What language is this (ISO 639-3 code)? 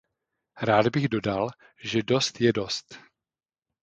ces